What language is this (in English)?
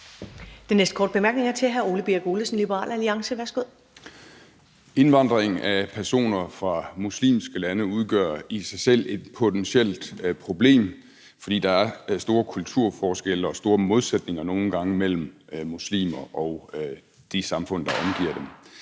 Danish